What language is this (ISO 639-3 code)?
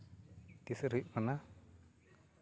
sat